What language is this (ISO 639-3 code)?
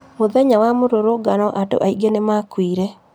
kik